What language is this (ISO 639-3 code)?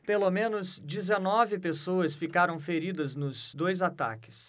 por